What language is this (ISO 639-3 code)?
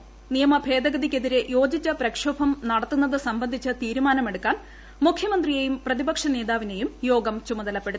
mal